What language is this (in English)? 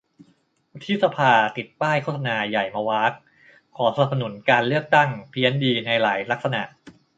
Thai